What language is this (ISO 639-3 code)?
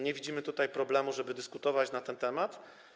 pol